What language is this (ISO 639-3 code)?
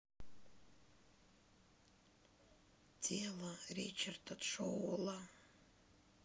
rus